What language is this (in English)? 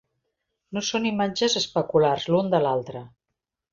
Catalan